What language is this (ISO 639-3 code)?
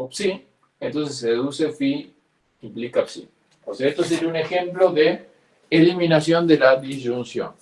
spa